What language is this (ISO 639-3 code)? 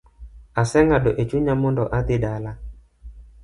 luo